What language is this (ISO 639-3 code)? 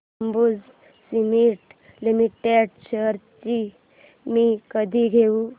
mar